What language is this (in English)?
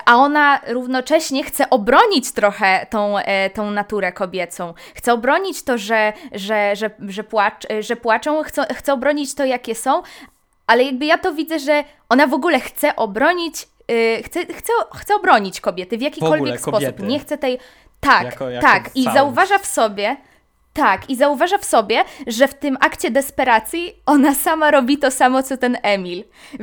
Polish